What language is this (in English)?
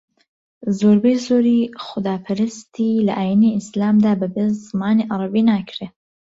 Central Kurdish